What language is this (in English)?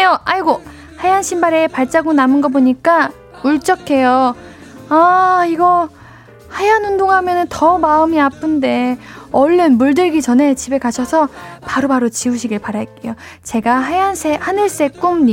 Korean